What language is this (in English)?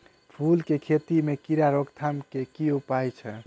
Maithili